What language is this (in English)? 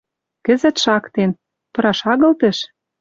Western Mari